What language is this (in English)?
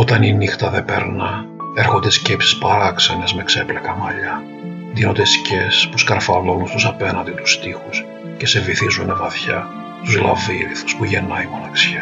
Greek